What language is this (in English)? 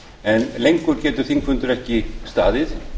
Icelandic